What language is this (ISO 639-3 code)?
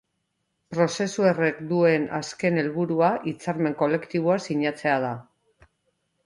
eus